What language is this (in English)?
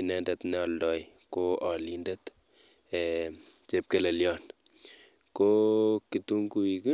Kalenjin